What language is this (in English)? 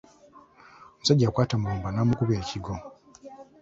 Ganda